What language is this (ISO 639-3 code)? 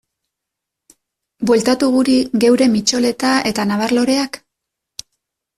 eus